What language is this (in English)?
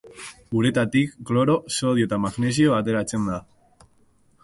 Basque